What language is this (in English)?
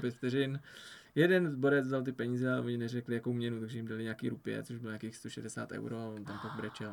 Czech